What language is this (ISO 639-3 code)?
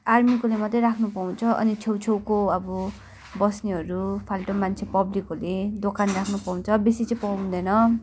nep